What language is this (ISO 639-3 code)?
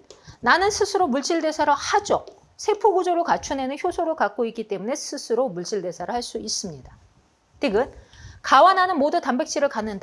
kor